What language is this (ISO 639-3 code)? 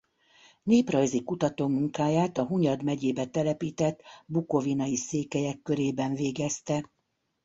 hun